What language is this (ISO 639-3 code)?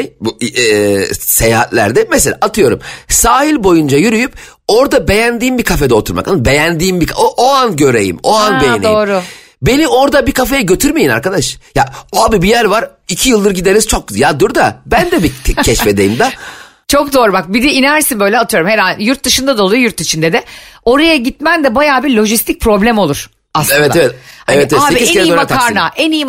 tur